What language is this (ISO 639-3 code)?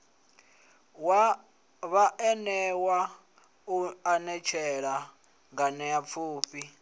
ven